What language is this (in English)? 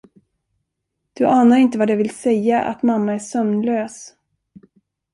Swedish